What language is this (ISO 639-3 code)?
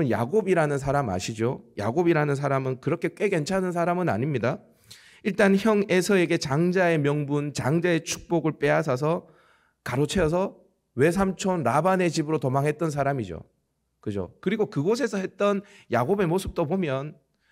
kor